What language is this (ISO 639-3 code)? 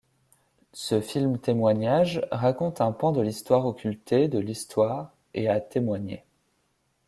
fra